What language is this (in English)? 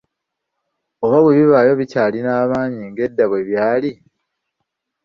Ganda